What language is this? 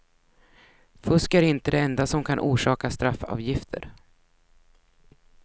Swedish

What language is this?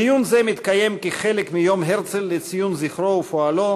Hebrew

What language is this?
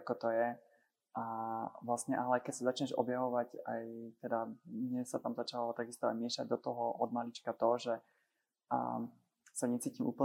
Slovak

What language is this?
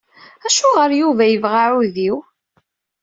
Kabyle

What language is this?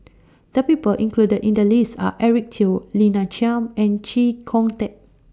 English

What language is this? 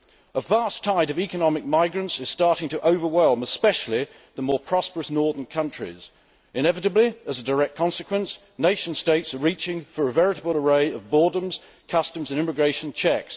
English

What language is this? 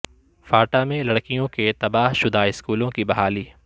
Urdu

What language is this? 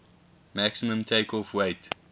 English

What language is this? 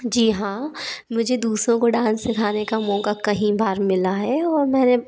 Hindi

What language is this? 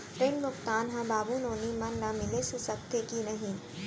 Chhattisgarhi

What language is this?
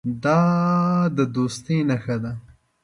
Pashto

